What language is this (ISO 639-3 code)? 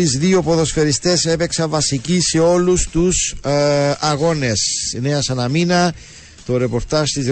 ell